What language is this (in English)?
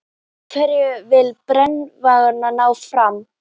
Icelandic